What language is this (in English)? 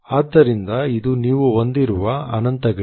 Kannada